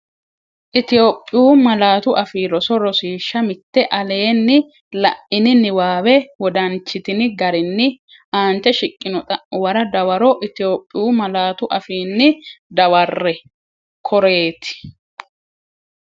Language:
Sidamo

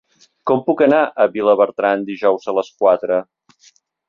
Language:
Catalan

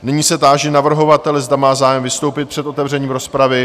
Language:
Czech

